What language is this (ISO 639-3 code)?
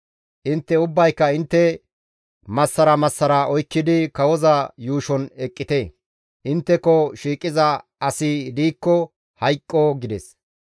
gmv